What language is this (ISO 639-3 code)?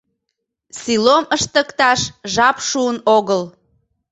chm